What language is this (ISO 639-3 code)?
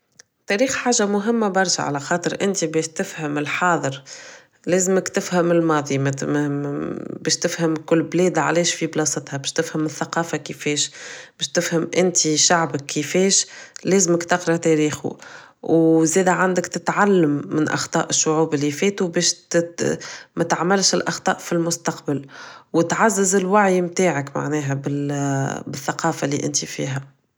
aeb